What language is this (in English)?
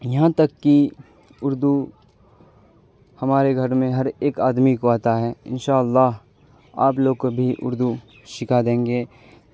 Urdu